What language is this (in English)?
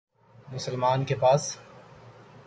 Urdu